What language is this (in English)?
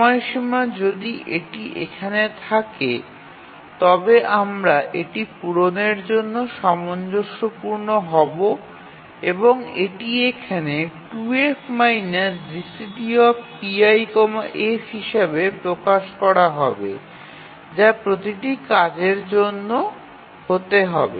Bangla